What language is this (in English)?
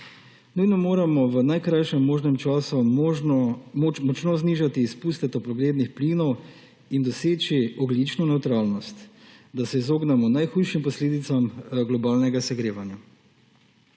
Slovenian